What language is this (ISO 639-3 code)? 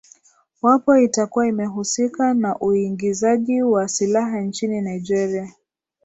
swa